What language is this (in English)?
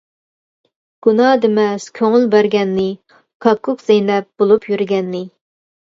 Uyghur